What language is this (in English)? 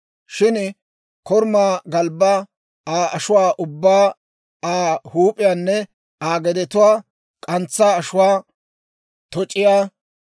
Dawro